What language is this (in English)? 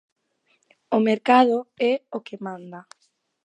Galician